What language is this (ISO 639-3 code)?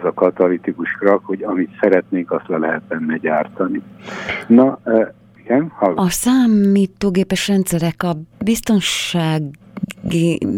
hun